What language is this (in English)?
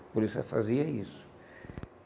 Portuguese